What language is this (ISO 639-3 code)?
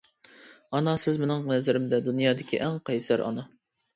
uig